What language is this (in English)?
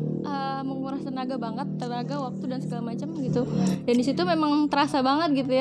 Indonesian